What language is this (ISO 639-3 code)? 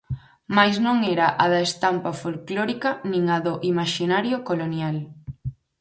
glg